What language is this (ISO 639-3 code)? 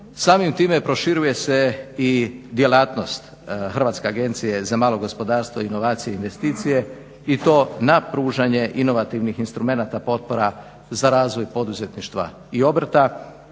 hrv